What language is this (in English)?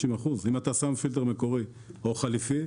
Hebrew